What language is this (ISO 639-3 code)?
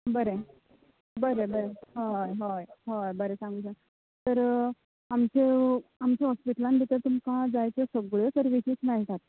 kok